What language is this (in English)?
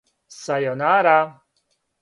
Serbian